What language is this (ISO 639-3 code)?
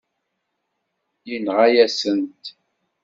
kab